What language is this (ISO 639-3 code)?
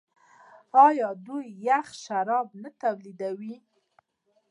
pus